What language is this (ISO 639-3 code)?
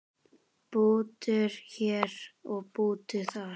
isl